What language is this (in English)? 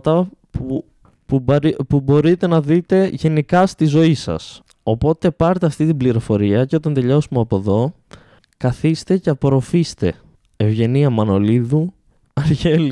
Greek